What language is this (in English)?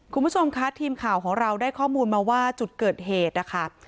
Thai